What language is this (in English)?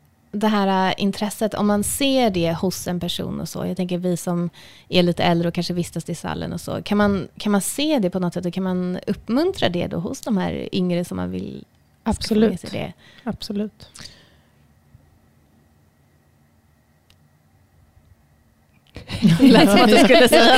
Swedish